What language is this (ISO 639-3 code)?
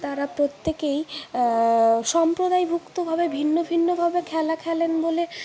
ben